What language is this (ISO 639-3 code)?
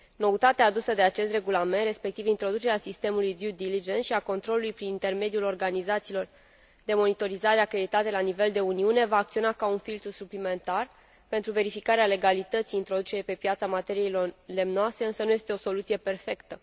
ron